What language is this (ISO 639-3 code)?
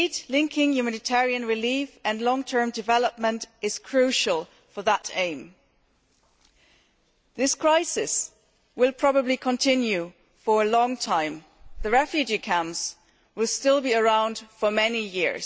eng